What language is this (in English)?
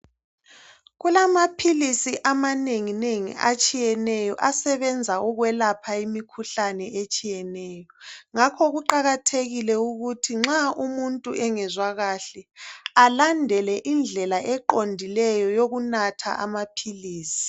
North Ndebele